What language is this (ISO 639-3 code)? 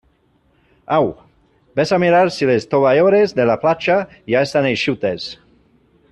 cat